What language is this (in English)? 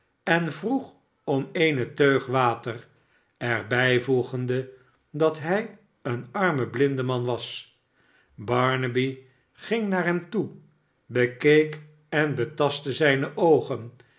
Dutch